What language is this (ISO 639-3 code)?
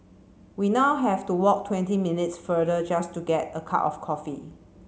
eng